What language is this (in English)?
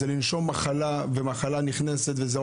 Hebrew